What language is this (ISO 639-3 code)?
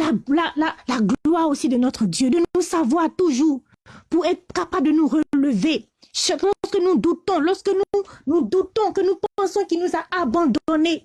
fra